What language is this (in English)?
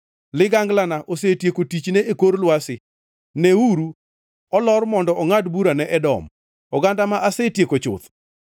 Luo (Kenya and Tanzania)